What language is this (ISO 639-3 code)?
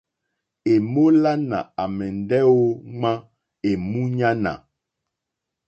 bri